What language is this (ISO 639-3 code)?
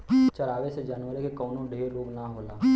bho